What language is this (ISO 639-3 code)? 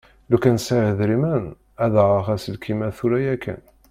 kab